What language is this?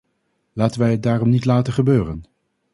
Dutch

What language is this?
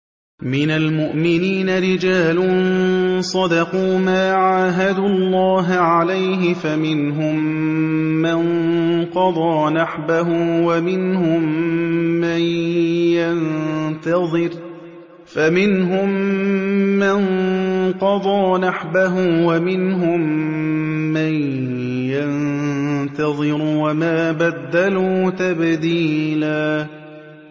Arabic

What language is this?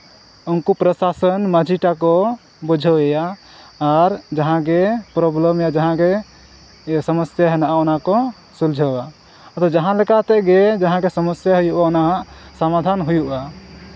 Santali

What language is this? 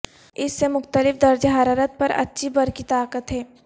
Urdu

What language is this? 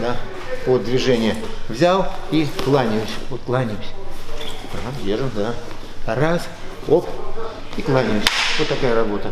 Russian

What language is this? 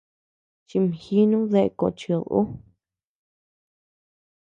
Tepeuxila Cuicatec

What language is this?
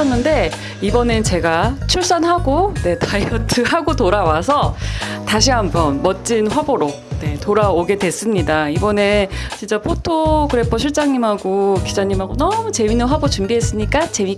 Korean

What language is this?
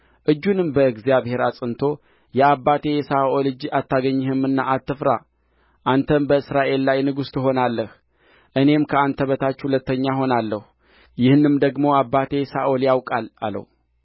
Amharic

